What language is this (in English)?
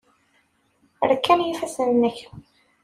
Kabyle